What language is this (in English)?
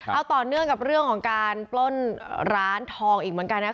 Thai